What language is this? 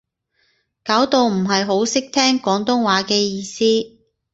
Cantonese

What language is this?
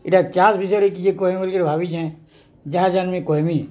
Odia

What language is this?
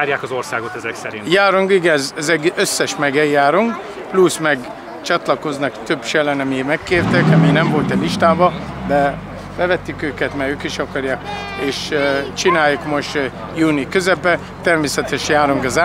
Hungarian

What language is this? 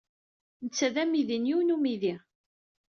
Kabyle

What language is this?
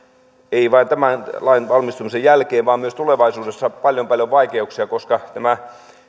Finnish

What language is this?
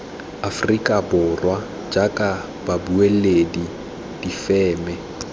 Tswana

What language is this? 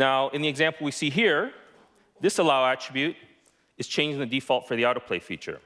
English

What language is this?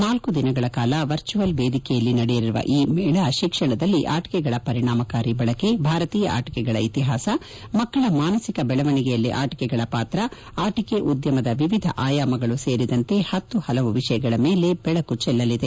Kannada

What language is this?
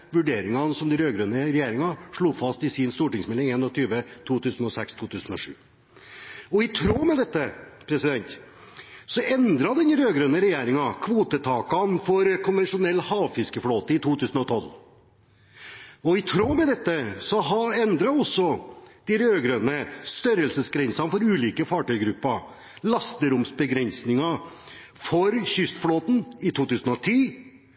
Norwegian Bokmål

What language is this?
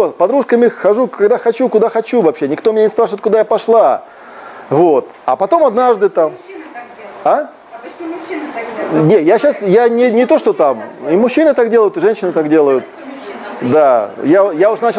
Russian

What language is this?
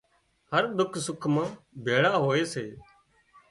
Wadiyara Koli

